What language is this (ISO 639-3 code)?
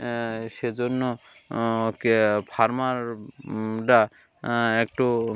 ben